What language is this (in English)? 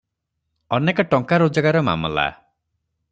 Odia